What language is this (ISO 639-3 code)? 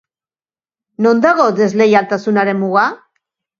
eus